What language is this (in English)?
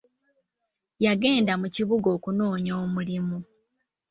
Ganda